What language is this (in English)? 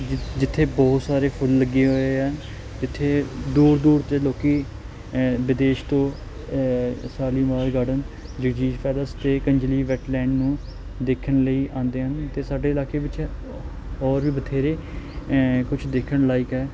Punjabi